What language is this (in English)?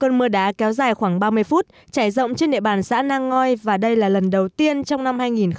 Vietnamese